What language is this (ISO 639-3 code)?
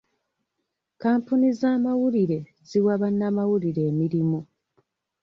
lug